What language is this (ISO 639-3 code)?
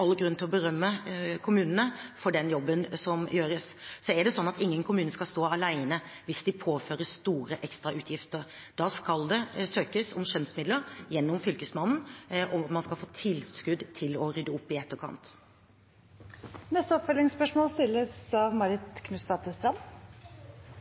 nor